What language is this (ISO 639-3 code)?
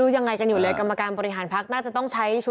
tha